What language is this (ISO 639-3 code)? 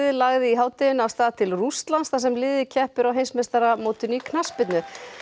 isl